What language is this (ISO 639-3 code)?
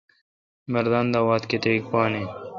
xka